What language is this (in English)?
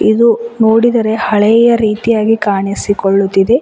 Kannada